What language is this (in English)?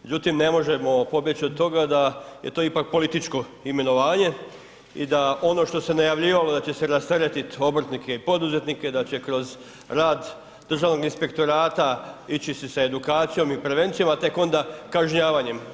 Croatian